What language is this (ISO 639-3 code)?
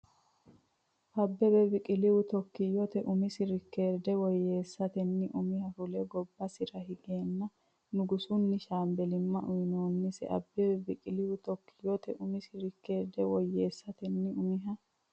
sid